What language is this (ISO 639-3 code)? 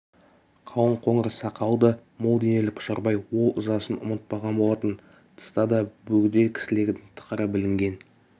kaz